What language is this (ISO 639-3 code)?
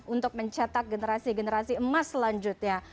ind